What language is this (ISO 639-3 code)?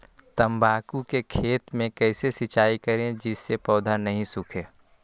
mag